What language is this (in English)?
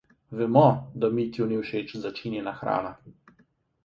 Slovenian